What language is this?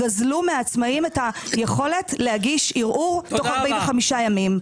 Hebrew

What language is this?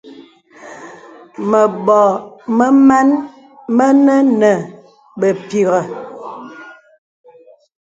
Bebele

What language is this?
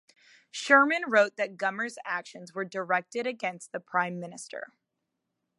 English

